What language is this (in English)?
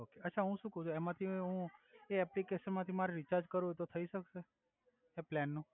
Gujarati